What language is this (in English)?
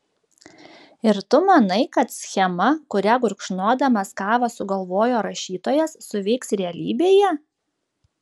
Lithuanian